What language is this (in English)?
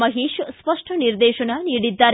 Kannada